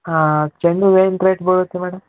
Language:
Kannada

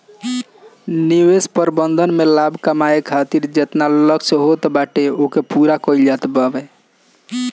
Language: Bhojpuri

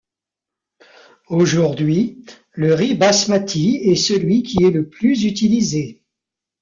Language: French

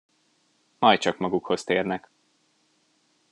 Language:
Hungarian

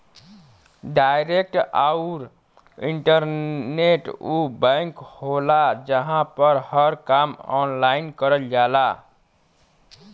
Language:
Bhojpuri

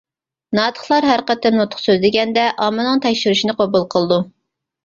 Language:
Uyghur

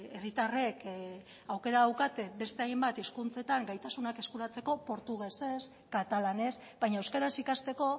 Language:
Basque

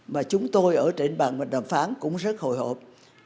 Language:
Vietnamese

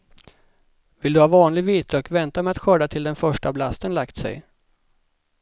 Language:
Swedish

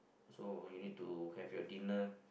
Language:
English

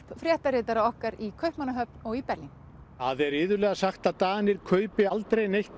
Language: Icelandic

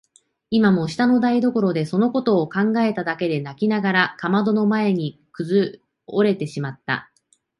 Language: Japanese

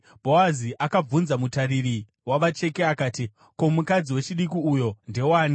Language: Shona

